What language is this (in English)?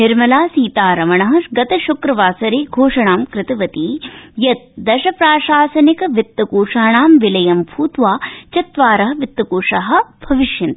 Sanskrit